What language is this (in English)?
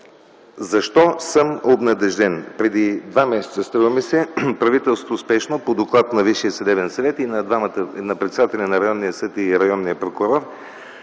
Bulgarian